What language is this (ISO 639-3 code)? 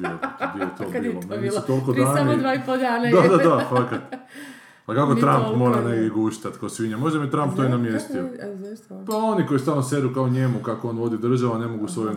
hrv